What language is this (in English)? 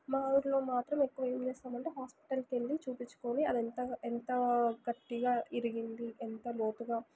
Telugu